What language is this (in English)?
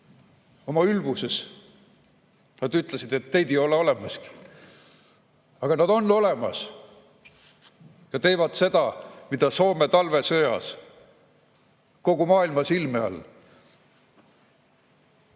Estonian